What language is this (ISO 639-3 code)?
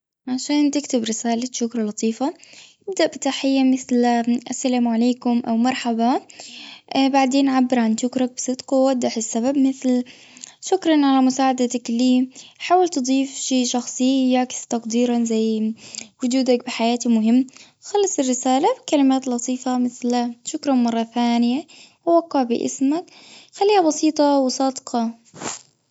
afb